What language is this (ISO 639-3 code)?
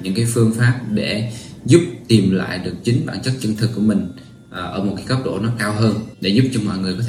vie